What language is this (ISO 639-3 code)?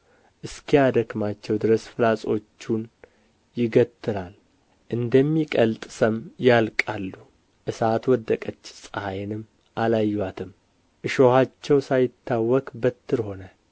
amh